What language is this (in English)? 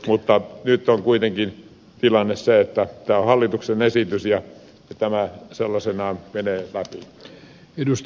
Finnish